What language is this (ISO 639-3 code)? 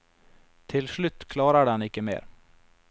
nor